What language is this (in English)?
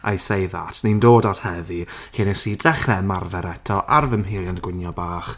Welsh